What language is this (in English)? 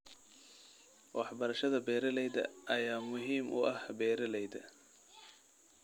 Somali